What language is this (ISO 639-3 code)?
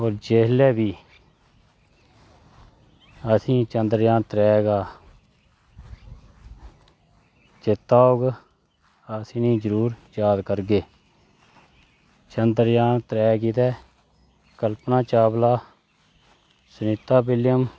doi